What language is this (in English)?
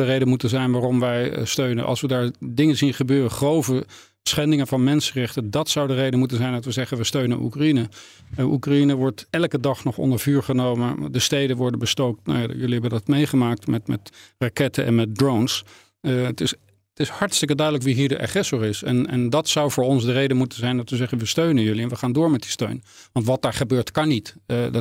Dutch